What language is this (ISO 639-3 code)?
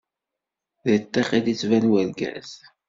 kab